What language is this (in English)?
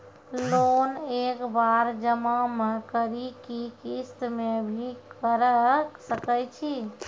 Maithili